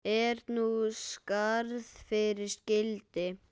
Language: Icelandic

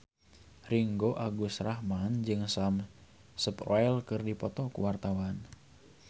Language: Sundanese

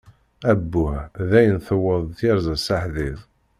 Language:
Kabyle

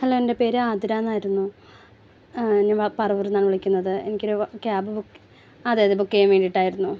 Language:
Malayalam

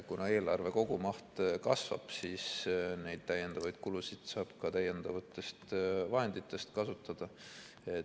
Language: Estonian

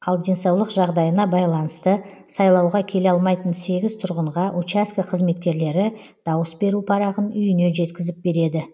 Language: Kazakh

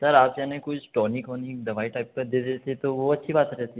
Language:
Hindi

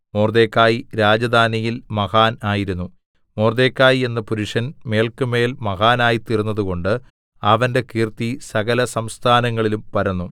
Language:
Malayalam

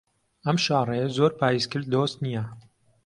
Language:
Central Kurdish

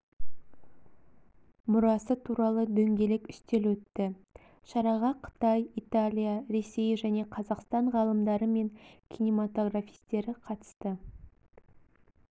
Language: Kazakh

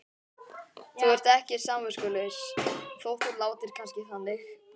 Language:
Icelandic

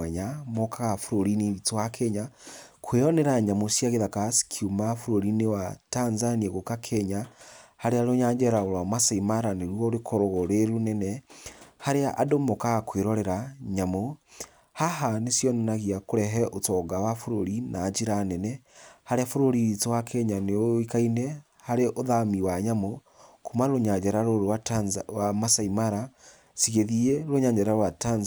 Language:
Kikuyu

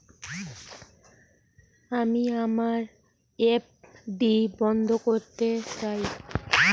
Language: Bangla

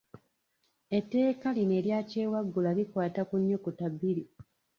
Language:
Ganda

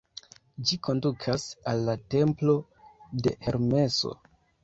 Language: Esperanto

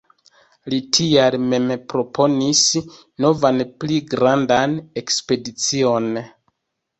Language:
Esperanto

